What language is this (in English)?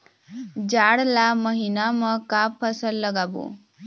Chhattisgarhi